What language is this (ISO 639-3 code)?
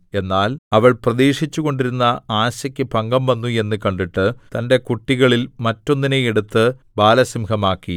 mal